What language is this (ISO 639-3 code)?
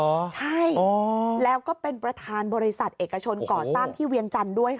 tha